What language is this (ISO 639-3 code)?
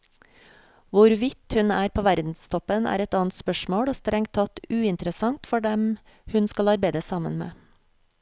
nor